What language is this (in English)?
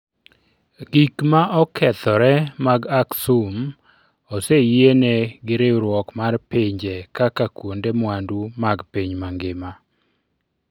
Luo (Kenya and Tanzania)